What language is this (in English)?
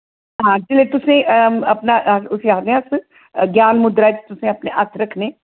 Dogri